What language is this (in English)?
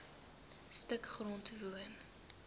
Afrikaans